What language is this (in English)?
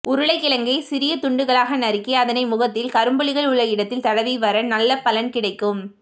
Tamil